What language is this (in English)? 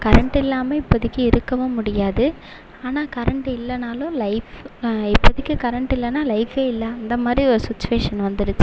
Tamil